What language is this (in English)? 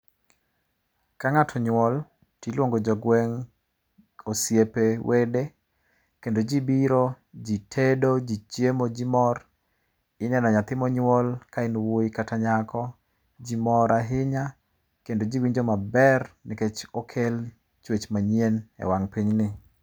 Luo (Kenya and Tanzania)